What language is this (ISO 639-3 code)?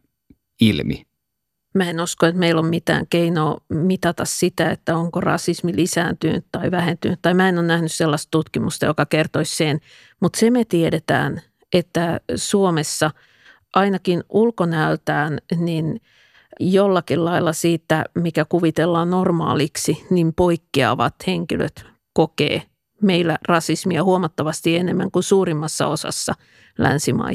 fin